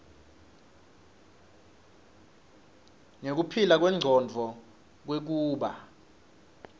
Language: Swati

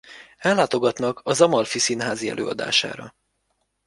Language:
Hungarian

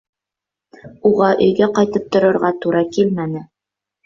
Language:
Bashkir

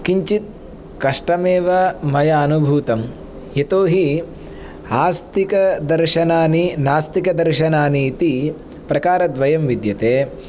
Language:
Sanskrit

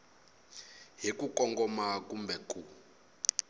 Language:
Tsonga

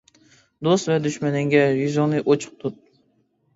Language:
Uyghur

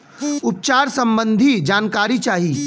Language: Bhojpuri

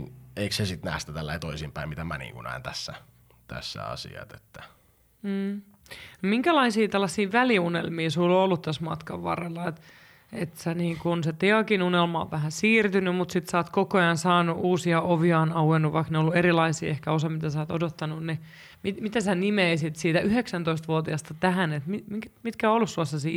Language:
Finnish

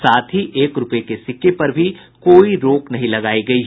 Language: Hindi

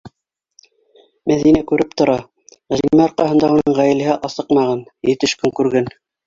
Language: Bashkir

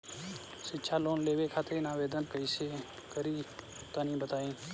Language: Bhojpuri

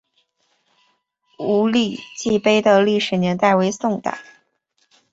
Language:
Chinese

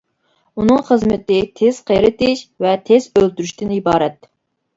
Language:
Uyghur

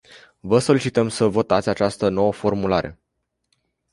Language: Romanian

